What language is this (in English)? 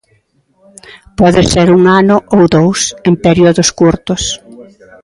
Galician